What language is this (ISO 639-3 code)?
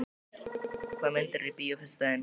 isl